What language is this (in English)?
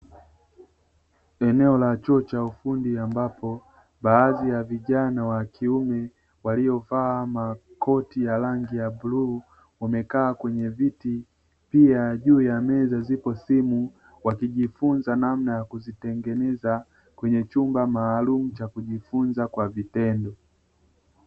Swahili